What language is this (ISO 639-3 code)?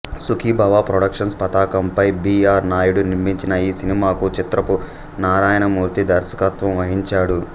tel